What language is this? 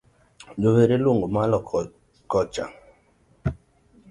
Luo (Kenya and Tanzania)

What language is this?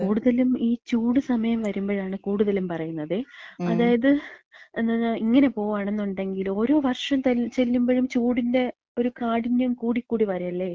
Malayalam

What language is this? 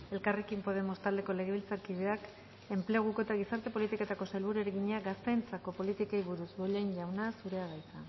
Basque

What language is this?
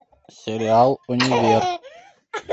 Russian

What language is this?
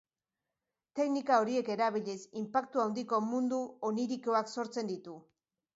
Basque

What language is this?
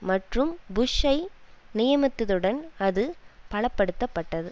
Tamil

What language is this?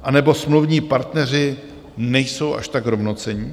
Czech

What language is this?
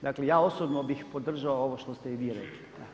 Croatian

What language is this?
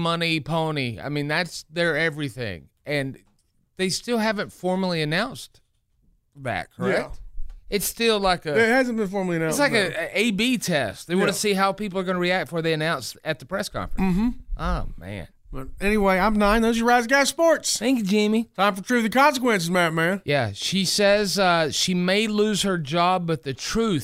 English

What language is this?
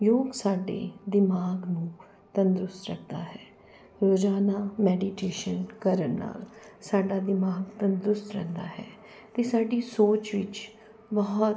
Punjabi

